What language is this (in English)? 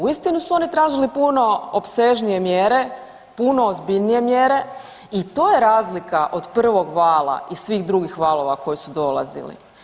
Croatian